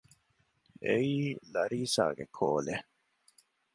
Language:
Divehi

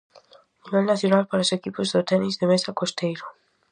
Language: Galician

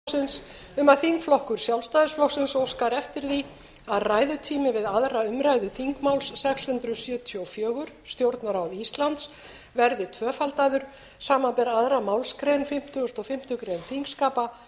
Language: Icelandic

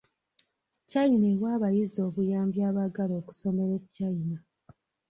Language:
Ganda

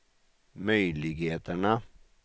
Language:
Swedish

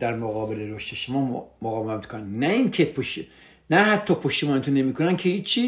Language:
Persian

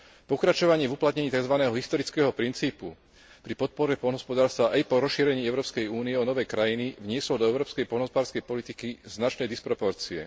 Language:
Slovak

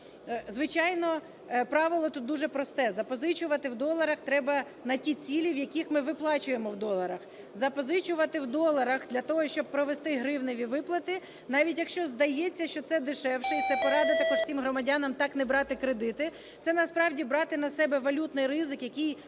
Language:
Ukrainian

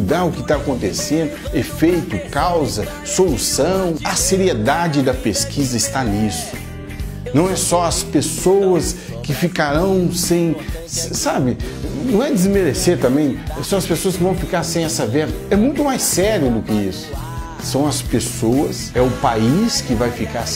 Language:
Portuguese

